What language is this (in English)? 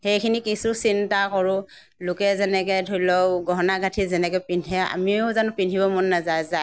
Assamese